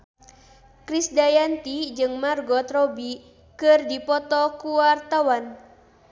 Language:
Sundanese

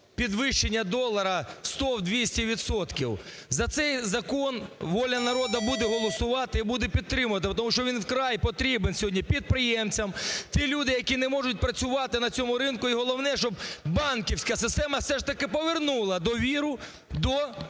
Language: Ukrainian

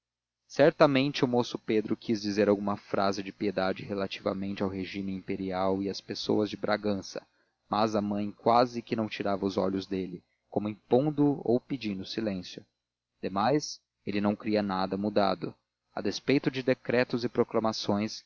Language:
Portuguese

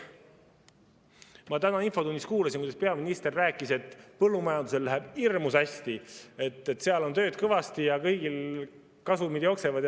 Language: Estonian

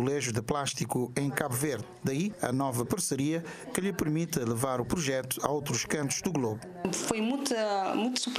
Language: Portuguese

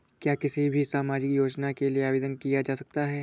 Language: Hindi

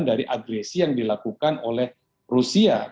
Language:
Indonesian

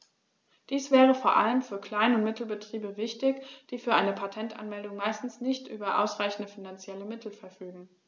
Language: German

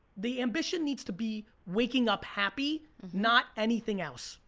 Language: English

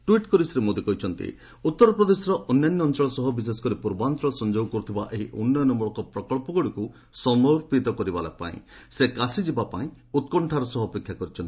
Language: Odia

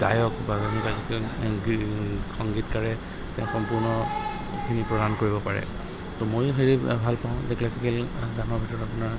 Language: Assamese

